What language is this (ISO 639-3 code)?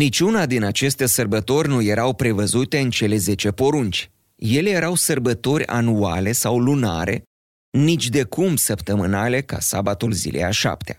ron